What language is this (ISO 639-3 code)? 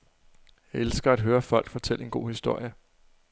dan